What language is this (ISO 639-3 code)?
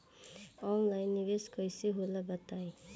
bho